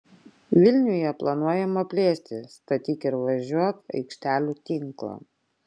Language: Lithuanian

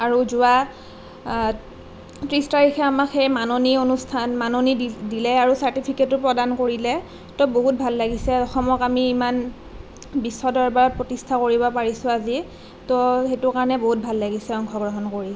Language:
Assamese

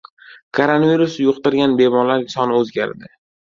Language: Uzbek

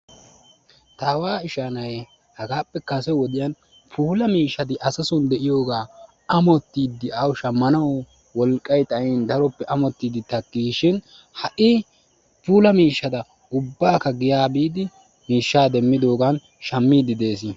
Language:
Wolaytta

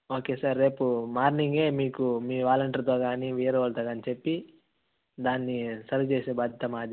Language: Telugu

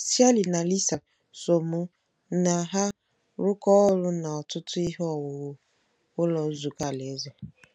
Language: Igbo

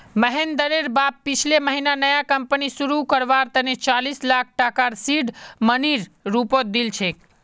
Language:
Magahi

